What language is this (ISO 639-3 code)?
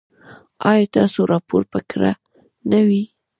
pus